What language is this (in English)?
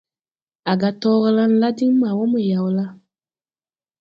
Tupuri